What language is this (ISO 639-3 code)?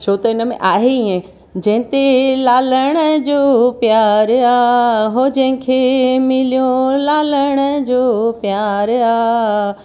snd